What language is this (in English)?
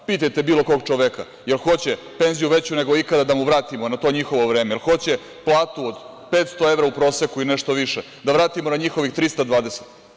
Serbian